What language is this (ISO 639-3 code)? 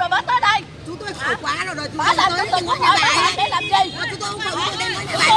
vie